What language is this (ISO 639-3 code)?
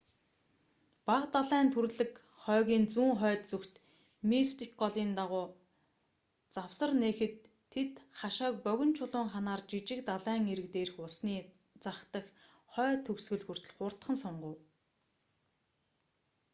mon